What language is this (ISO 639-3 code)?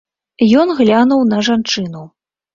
bel